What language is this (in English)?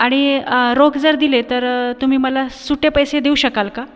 Marathi